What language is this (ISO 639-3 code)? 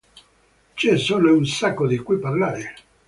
ita